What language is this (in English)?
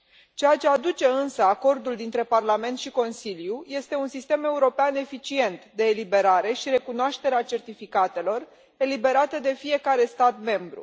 Romanian